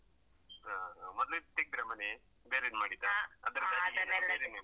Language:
Kannada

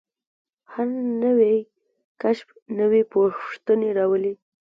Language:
Pashto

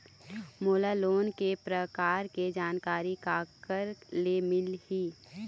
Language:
Chhattisgarhi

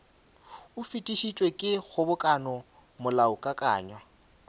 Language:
Northern Sotho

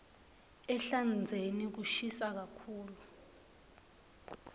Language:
Swati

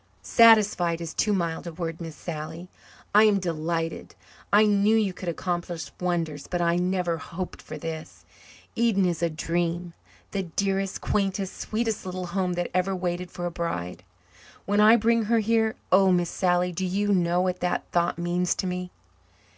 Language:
English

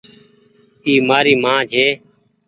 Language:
Goaria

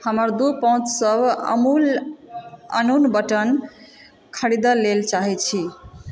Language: Maithili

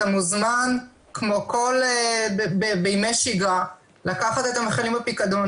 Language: Hebrew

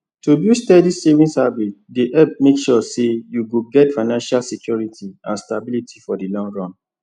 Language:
Nigerian Pidgin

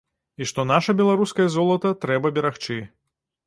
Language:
Belarusian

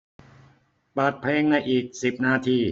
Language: Thai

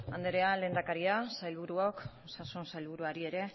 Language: Basque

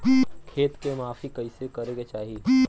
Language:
Bhojpuri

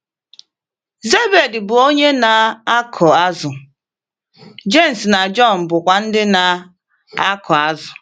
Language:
Igbo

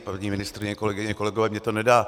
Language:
Czech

